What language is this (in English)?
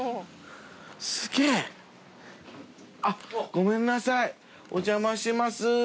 Japanese